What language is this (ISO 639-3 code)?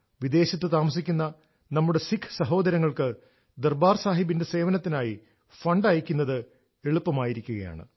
mal